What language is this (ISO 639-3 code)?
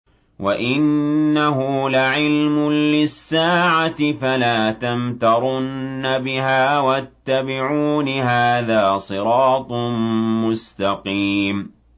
ara